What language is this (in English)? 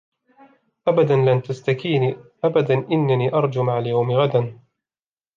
Arabic